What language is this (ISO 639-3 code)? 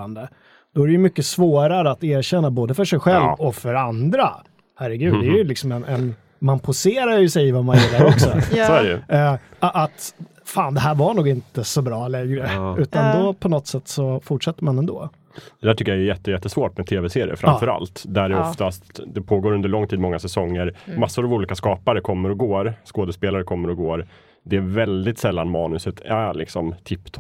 swe